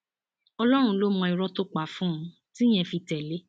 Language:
Yoruba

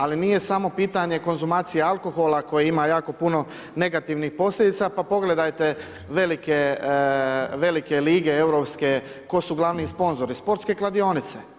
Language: Croatian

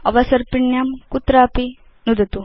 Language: Sanskrit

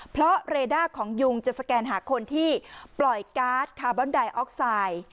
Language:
Thai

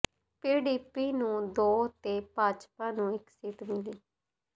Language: Punjabi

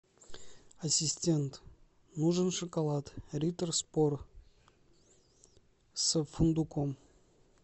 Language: Russian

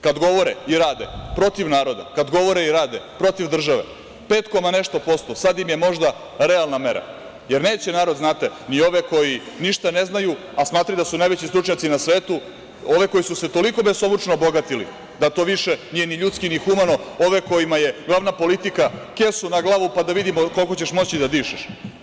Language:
Serbian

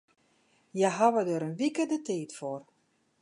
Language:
Western Frisian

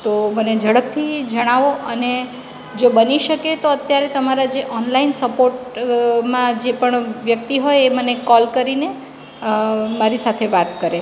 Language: Gujarati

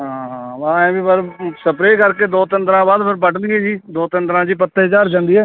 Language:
Punjabi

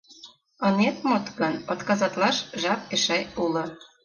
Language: Mari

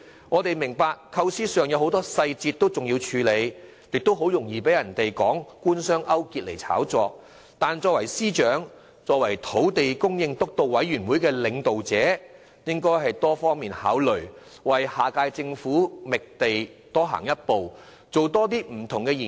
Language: Cantonese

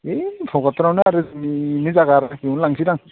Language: Bodo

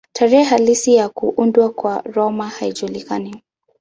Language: Swahili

